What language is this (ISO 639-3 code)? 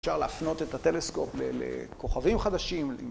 heb